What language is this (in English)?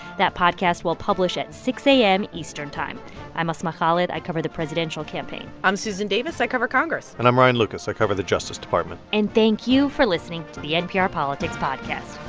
English